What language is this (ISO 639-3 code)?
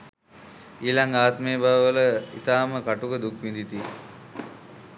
sin